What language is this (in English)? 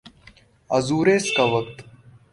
Urdu